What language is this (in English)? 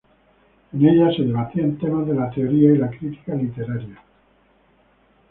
Spanish